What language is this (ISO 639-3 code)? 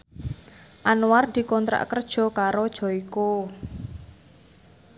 jav